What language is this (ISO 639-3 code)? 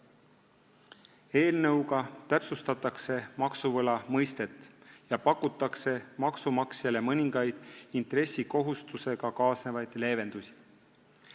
est